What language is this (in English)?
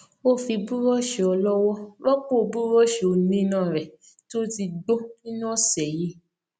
Yoruba